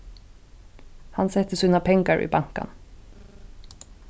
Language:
Faroese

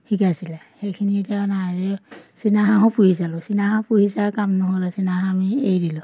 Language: Assamese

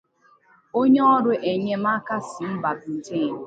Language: Igbo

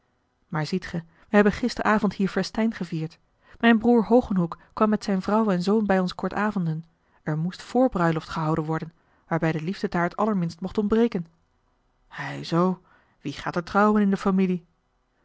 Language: Dutch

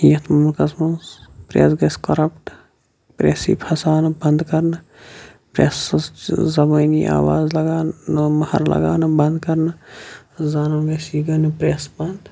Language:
Kashmiri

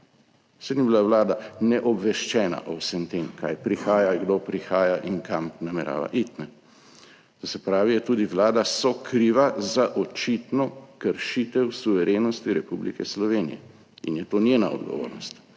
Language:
Slovenian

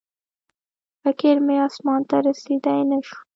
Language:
Pashto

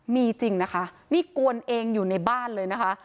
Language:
Thai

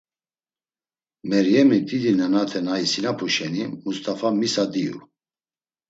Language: Laz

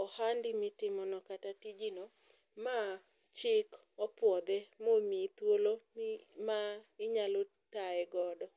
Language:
Luo (Kenya and Tanzania)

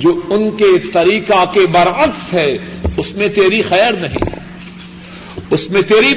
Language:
Urdu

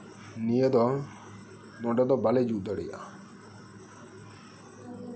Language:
Santali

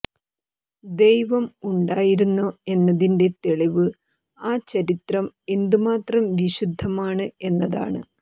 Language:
Malayalam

